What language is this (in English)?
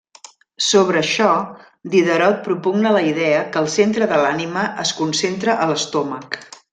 Catalan